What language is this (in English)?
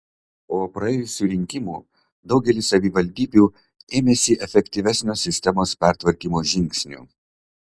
Lithuanian